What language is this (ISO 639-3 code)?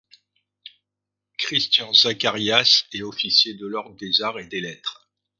fra